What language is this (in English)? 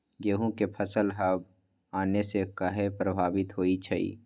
Magahi